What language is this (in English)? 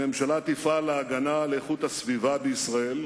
Hebrew